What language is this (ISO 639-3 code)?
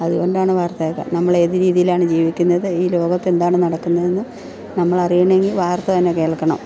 mal